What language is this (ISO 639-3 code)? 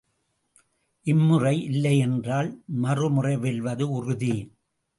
tam